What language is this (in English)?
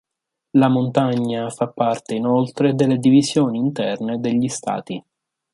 Italian